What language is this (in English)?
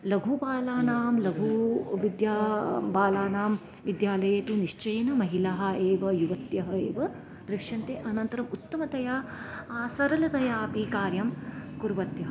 Sanskrit